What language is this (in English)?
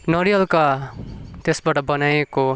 Nepali